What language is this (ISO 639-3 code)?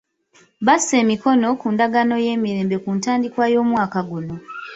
lug